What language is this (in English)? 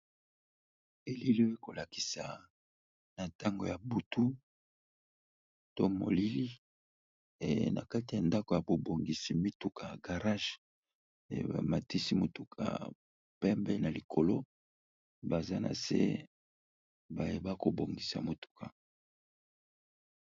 Lingala